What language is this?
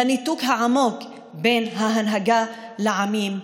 Hebrew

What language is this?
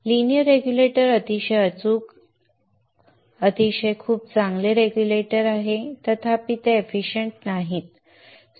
Marathi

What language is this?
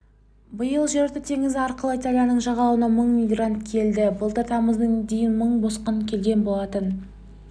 Kazakh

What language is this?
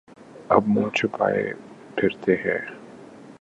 Urdu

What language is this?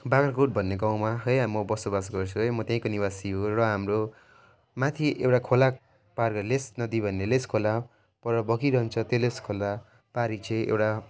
Nepali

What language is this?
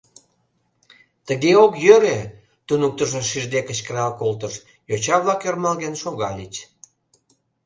Mari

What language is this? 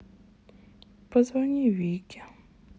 Russian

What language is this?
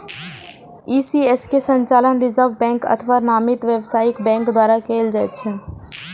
Maithili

